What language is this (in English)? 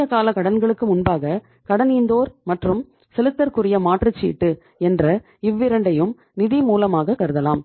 Tamil